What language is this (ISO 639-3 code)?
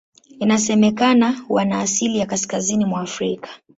swa